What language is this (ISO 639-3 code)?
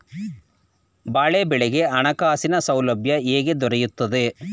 kan